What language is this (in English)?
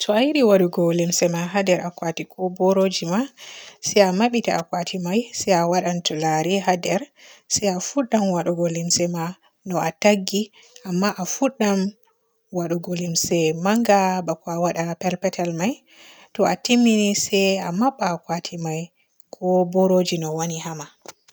Borgu Fulfulde